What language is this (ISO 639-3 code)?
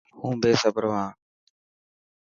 mki